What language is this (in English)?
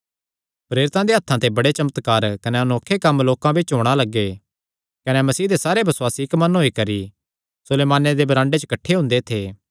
Kangri